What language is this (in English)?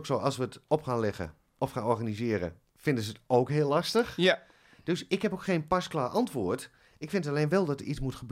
Dutch